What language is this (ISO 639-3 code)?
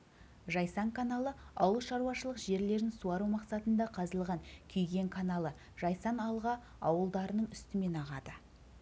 kaz